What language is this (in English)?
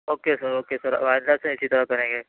Urdu